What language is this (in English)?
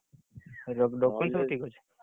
Odia